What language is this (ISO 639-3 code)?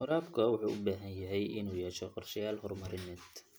som